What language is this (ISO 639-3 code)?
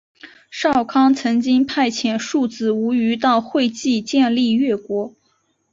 zho